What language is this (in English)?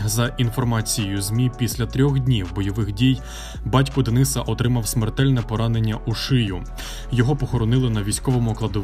Ukrainian